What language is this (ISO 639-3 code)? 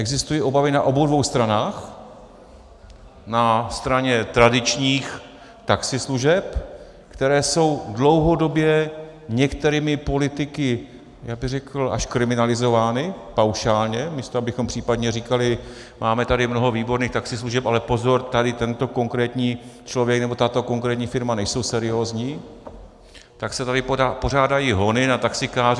ces